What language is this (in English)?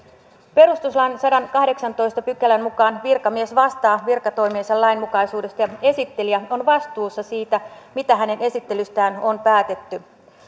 Finnish